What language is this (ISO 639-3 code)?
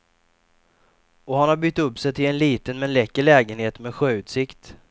swe